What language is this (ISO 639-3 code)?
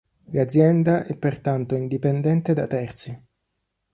ita